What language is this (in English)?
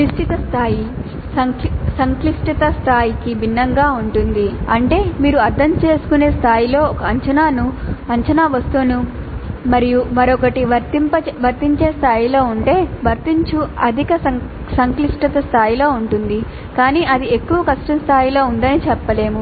Telugu